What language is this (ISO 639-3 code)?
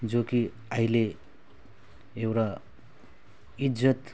nep